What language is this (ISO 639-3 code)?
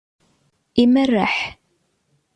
kab